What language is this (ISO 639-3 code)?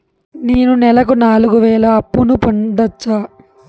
tel